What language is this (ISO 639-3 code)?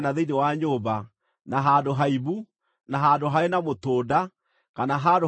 kik